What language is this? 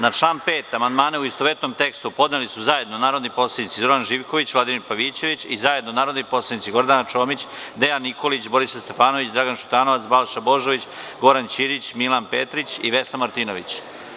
Serbian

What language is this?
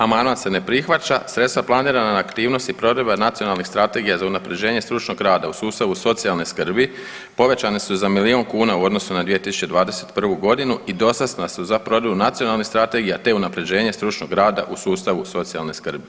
Croatian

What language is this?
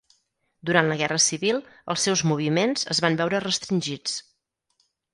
Catalan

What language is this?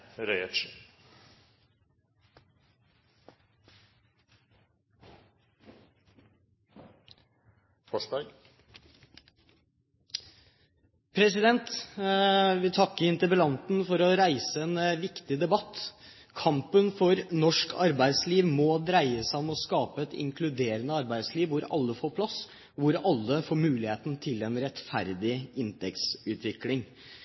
Norwegian Bokmål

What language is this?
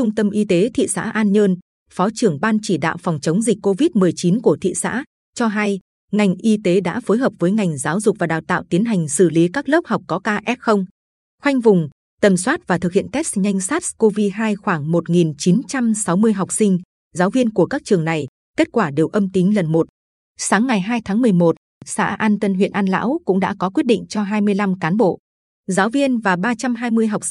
Vietnamese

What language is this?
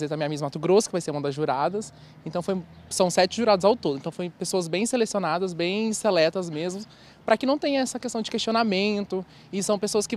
Portuguese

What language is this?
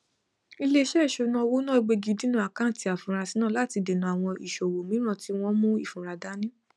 Yoruba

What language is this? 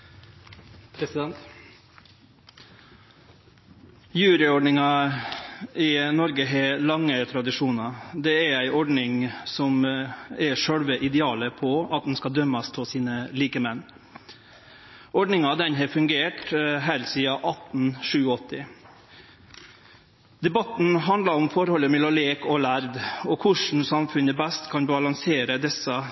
Norwegian Nynorsk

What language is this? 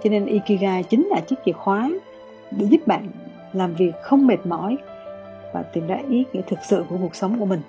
Vietnamese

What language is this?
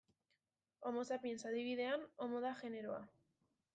Basque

